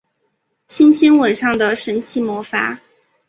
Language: Chinese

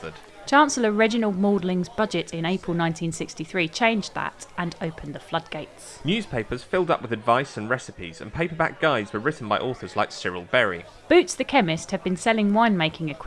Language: English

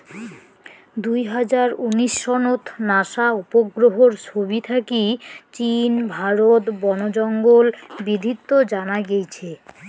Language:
Bangla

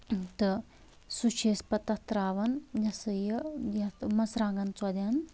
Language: Kashmiri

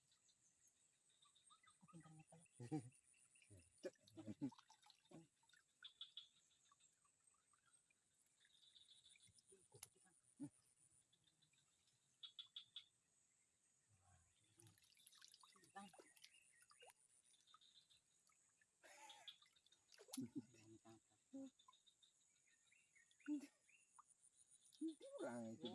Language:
Indonesian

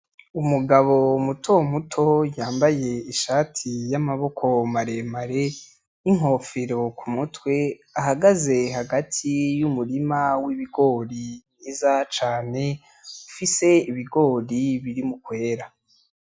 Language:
Rundi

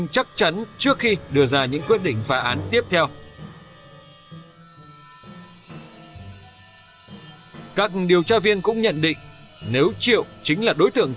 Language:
Vietnamese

